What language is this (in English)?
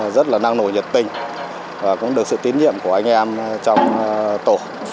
Vietnamese